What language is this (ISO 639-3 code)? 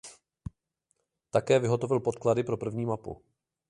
ces